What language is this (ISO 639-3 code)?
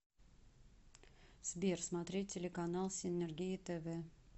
rus